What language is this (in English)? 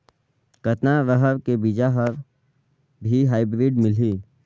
Chhattisgarhi